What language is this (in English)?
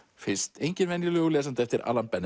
Icelandic